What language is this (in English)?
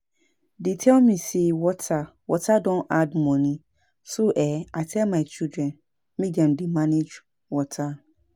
Nigerian Pidgin